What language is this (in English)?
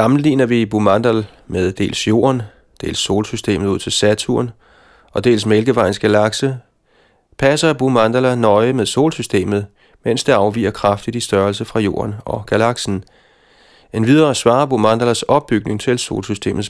Danish